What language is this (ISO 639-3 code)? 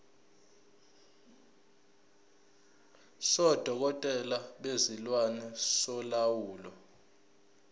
zul